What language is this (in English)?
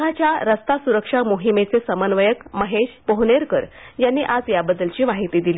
Marathi